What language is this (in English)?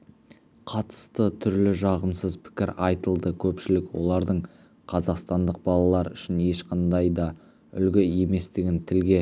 Kazakh